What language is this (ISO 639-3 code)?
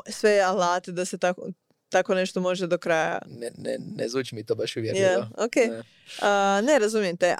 hrv